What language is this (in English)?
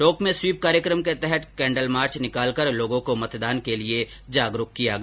Hindi